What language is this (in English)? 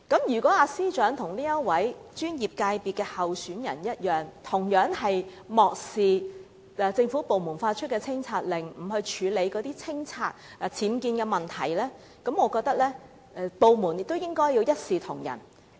Cantonese